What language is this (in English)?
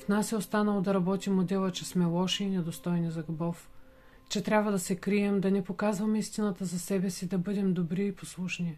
Bulgarian